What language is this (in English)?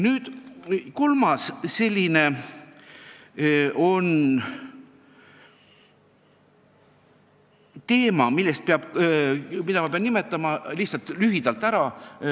Estonian